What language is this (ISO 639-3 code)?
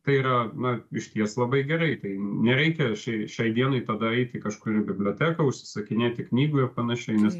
lit